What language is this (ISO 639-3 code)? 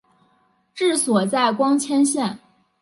zho